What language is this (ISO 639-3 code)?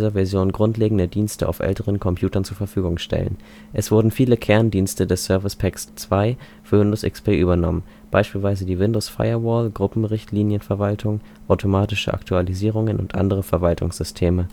deu